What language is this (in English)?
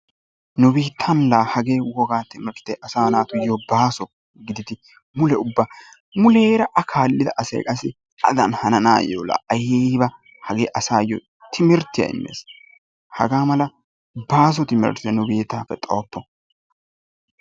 Wolaytta